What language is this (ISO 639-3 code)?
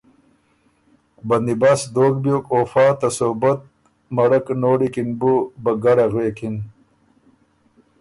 oru